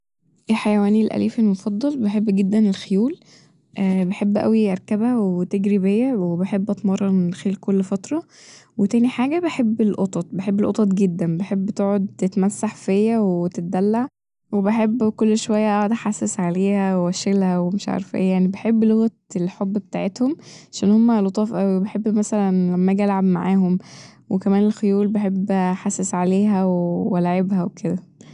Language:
Egyptian Arabic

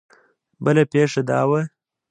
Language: Pashto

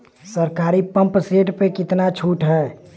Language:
Bhojpuri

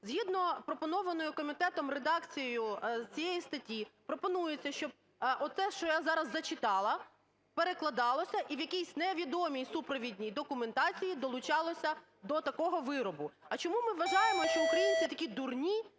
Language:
Ukrainian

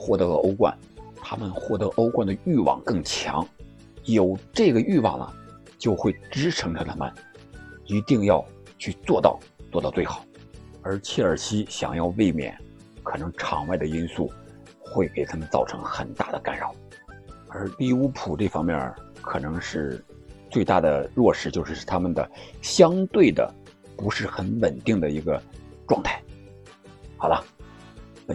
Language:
Chinese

